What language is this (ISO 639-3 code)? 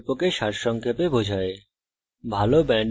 ben